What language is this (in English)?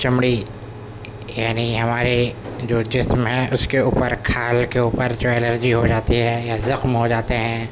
Urdu